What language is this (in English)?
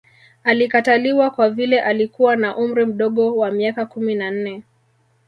Swahili